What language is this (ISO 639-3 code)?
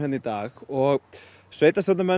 isl